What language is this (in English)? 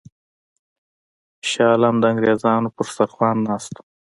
Pashto